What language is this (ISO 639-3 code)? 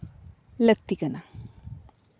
sat